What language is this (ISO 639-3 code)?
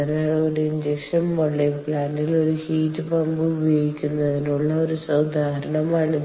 mal